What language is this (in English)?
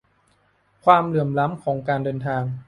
Thai